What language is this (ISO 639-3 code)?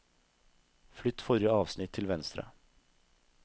nor